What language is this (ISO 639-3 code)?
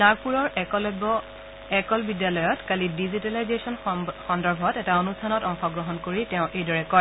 asm